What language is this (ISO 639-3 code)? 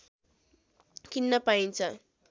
nep